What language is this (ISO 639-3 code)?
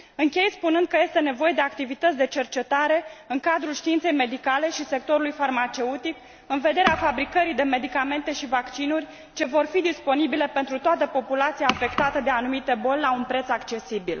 ron